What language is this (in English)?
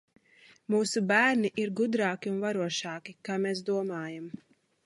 Latvian